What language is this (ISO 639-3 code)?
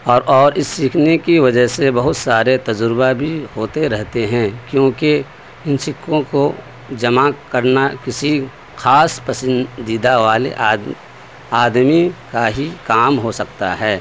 urd